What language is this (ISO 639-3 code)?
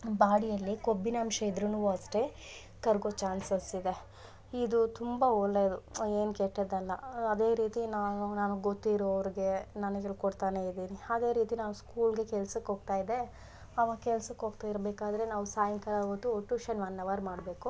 kan